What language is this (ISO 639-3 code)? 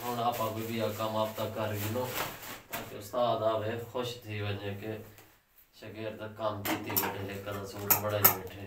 hin